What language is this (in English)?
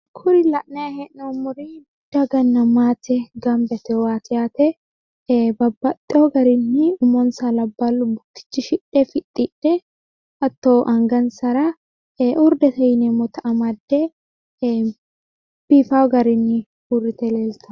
Sidamo